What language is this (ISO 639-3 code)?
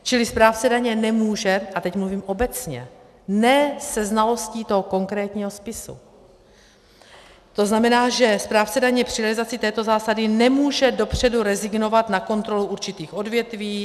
ces